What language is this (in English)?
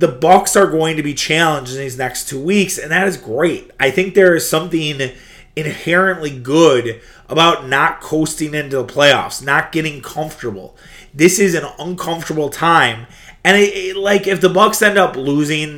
English